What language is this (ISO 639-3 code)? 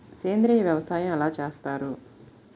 tel